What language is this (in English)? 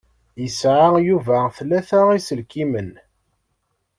Kabyle